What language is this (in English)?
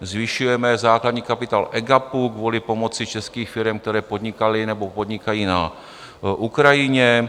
Czech